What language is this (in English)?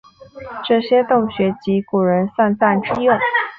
Chinese